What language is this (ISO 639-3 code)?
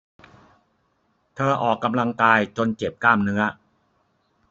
tha